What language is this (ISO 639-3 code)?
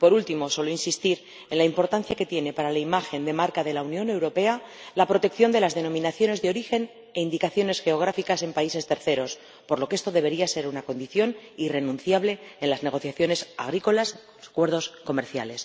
spa